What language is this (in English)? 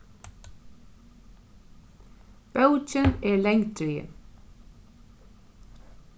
Faroese